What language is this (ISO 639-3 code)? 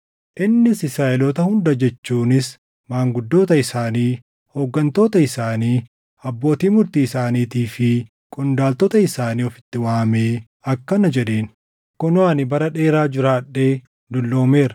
orm